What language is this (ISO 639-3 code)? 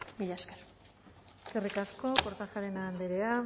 eus